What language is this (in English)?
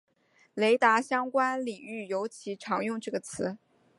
Chinese